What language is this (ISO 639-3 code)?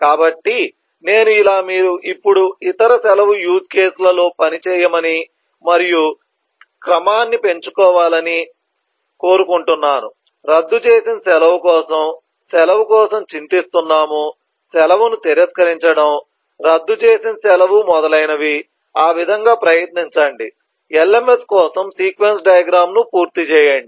tel